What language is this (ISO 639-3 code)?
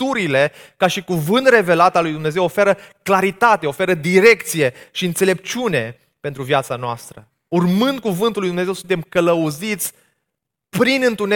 ron